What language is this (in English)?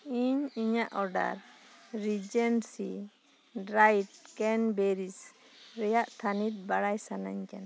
Santali